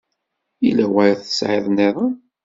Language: Kabyle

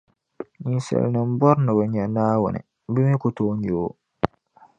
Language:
Dagbani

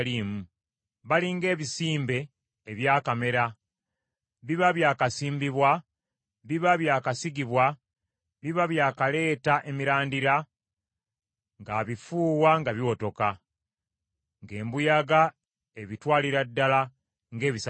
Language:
Ganda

